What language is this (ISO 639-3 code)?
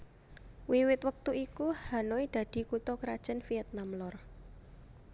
jav